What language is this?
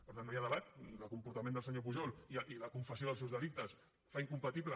Catalan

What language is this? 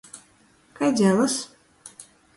Latgalian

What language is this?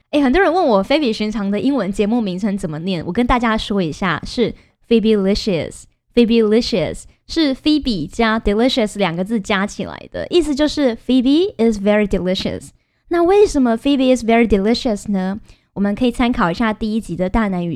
Chinese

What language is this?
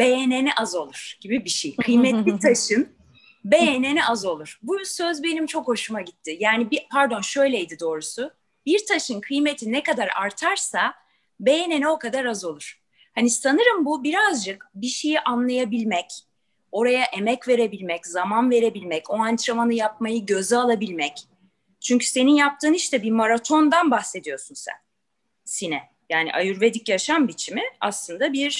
Turkish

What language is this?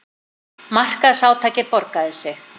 Icelandic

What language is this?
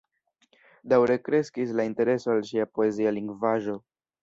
Esperanto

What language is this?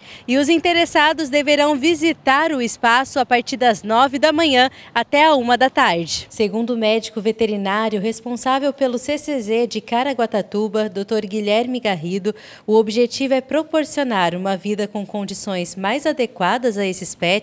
Portuguese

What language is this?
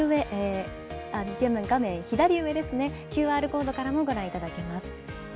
Japanese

